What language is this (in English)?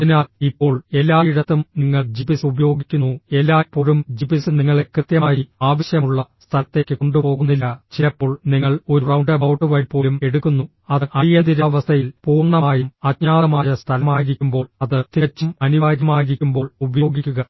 Malayalam